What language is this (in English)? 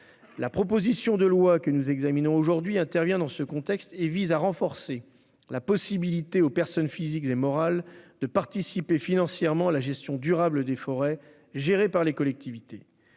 French